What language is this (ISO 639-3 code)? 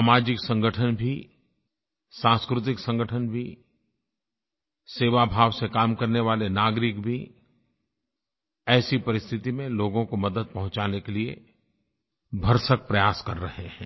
hin